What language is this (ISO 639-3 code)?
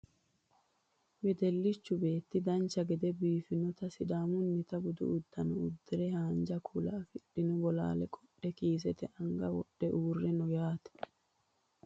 sid